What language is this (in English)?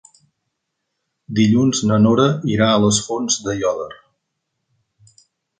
Catalan